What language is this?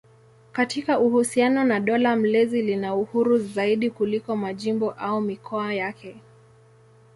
Swahili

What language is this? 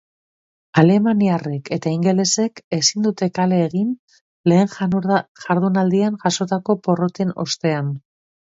Basque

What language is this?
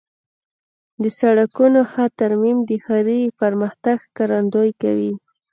Pashto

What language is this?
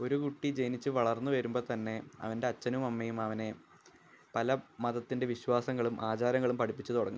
Malayalam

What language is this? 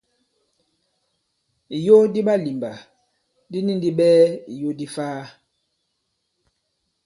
Bankon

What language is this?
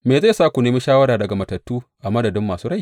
Hausa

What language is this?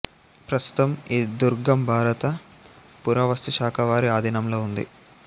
Telugu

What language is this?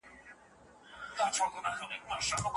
Pashto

